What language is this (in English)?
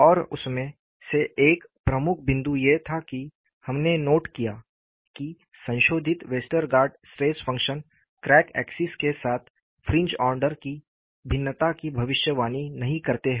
Hindi